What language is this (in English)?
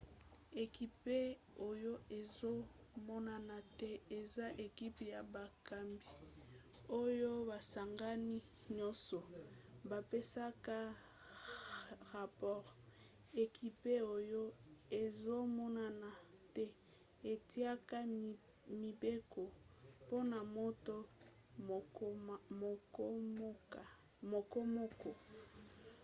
Lingala